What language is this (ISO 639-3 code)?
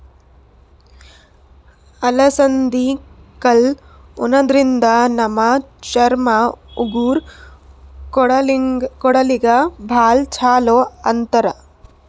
kan